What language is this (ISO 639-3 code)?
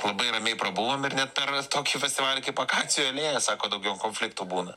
lit